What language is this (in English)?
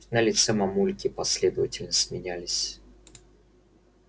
Russian